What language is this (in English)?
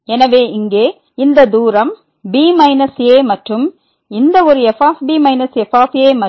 Tamil